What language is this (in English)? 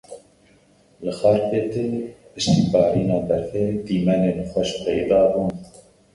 Kurdish